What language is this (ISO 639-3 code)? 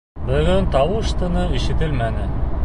bak